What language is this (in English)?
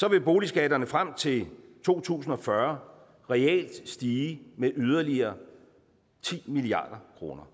Danish